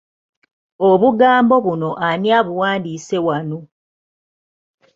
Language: Ganda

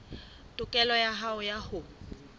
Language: Southern Sotho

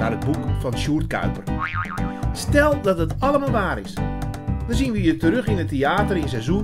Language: Dutch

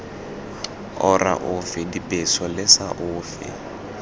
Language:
Tswana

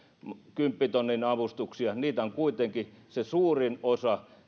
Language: Finnish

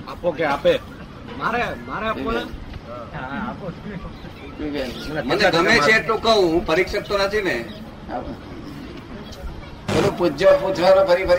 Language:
Gujarati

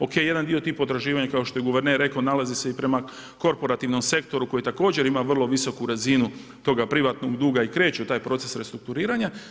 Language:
Croatian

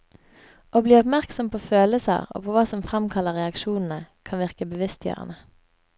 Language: Norwegian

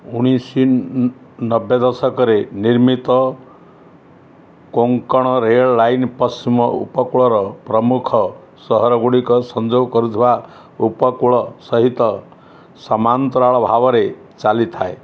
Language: Odia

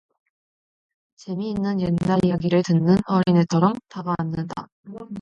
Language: Korean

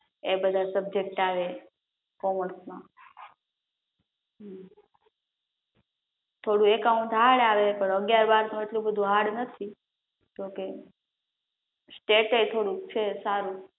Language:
Gujarati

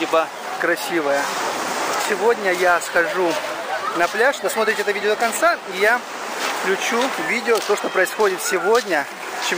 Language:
Russian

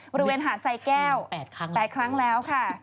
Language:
Thai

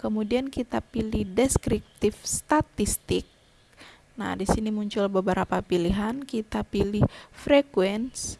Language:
Indonesian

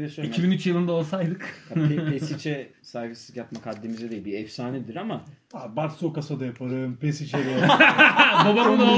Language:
Turkish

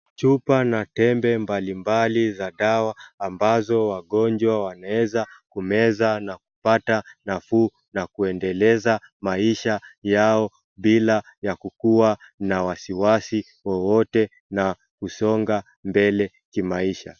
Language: Swahili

